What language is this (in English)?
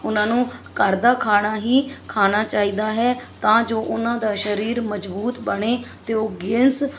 Punjabi